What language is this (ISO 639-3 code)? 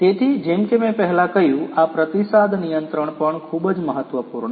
guj